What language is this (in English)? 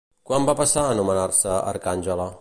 Catalan